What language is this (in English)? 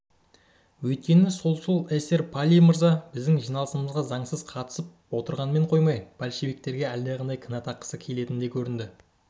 Kazakh